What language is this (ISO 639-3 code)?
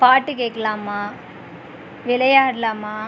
tam